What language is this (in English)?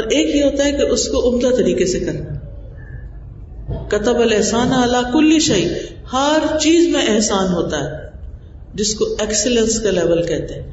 Urdu